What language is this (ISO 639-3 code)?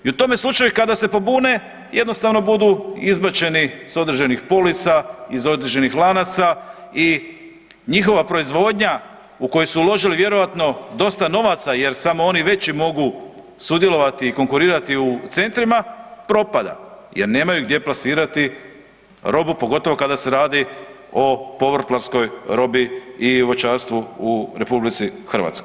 hrv